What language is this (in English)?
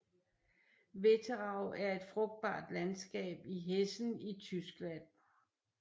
Danish